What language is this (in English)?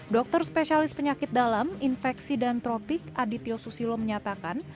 Indonesian